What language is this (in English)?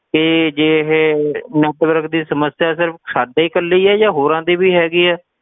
Punjabi